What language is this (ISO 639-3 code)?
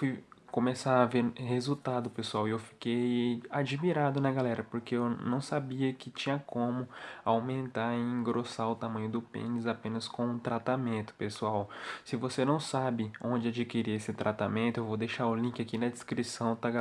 por